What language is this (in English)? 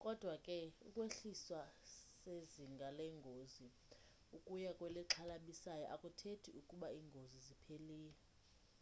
Xhosa